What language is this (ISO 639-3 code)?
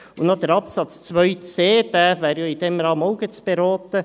gsw